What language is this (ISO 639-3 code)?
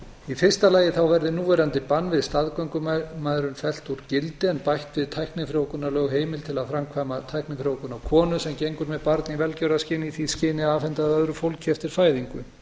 isl